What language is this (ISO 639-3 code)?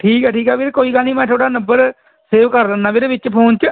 pan